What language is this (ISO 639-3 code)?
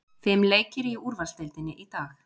isl